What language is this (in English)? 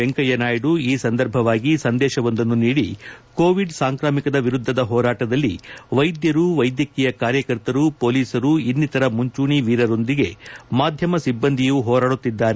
Kannada